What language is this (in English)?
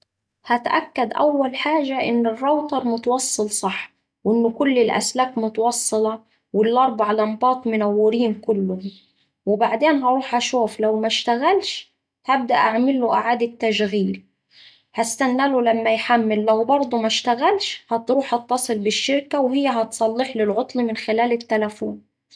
Saidi Arabic